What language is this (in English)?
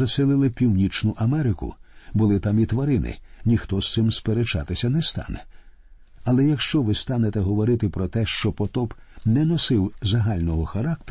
Ukrainian